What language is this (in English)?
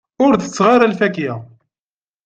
Kabyle